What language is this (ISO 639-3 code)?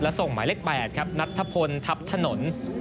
tha